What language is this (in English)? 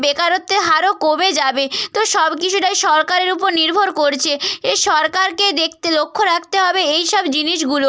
Bangla